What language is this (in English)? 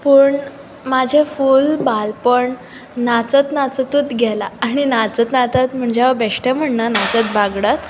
Konkani